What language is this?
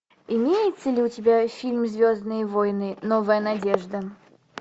Russian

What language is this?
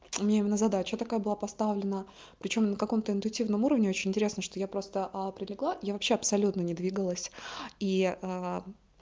Russian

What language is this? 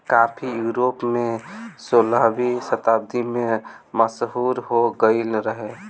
Bhojpuri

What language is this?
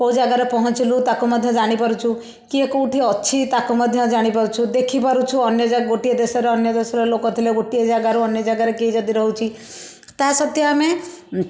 Odia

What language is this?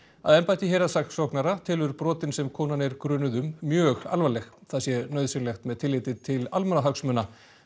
Icelandic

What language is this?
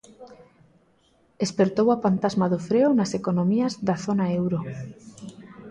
Galician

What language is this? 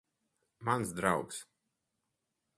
Latvian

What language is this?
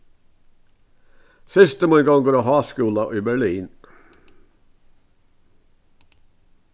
Faroese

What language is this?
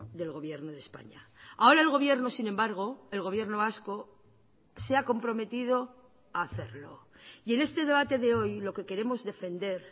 Spanish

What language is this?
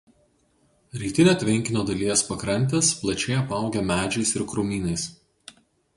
Lithuanian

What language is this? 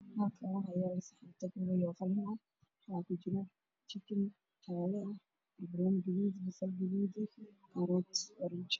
Somali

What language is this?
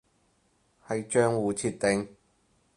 Cantonese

